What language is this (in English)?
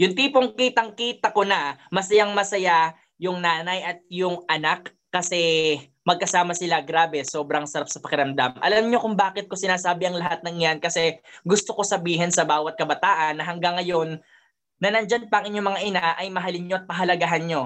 Filipino